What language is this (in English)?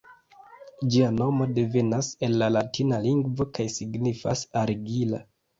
Esperanto